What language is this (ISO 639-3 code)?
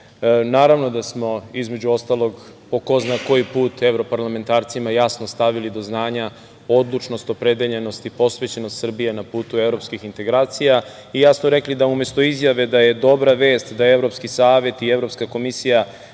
srp